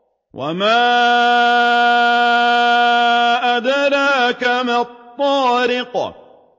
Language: Arabic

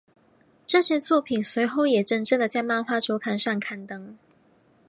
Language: Chinese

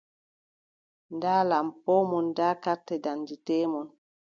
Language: Adamawa Fulfulde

